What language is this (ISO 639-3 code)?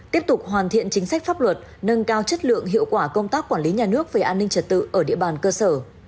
vie